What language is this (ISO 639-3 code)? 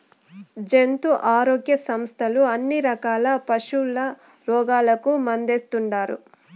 tel